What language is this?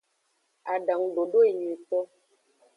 Aja (Benin)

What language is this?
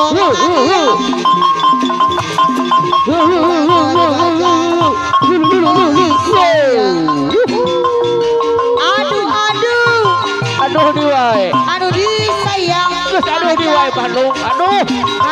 Indonesian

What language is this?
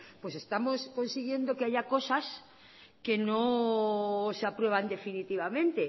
Spanish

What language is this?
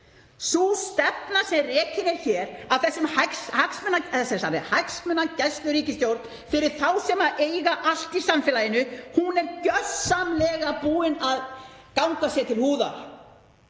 Icelandic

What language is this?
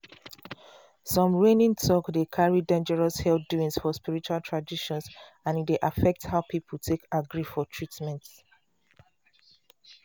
Nigerian Pidgin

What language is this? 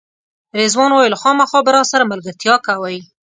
Pashto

